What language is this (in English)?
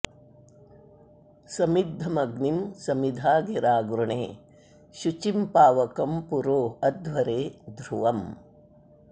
Sanskrit